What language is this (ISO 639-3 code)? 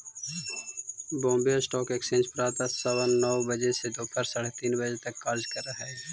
mag